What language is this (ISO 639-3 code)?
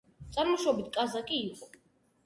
kat